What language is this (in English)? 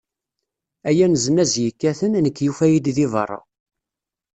Kabyle